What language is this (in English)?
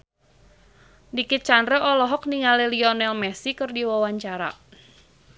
Sundanese